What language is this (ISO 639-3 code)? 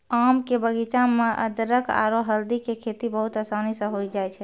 mai